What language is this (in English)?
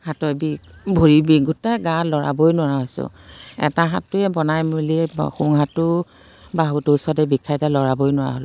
Assamese